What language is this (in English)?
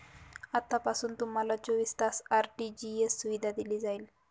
Marathi